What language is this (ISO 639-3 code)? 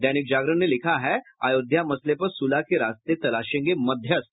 hin